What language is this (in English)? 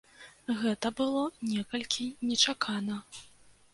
Belarusian